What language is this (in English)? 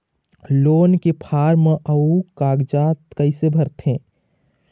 Chhattisgarhi